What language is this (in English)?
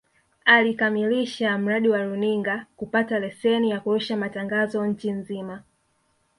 Swahili